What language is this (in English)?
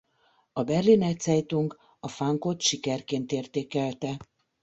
Hungarian